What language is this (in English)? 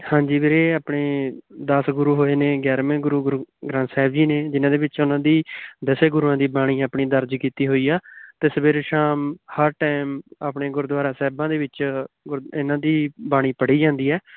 Punjabi